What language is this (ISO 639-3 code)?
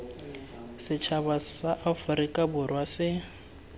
tsn